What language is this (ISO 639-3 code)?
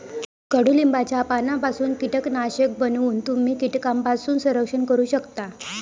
mar